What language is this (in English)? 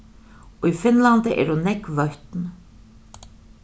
Faroese